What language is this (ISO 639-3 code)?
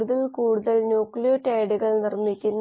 mal